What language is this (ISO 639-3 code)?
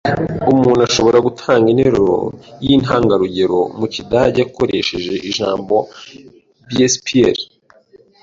kin